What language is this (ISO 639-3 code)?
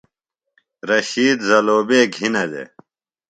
phl